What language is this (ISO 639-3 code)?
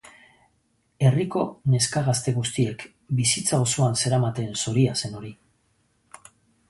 eus